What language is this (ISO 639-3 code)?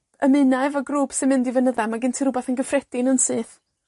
cym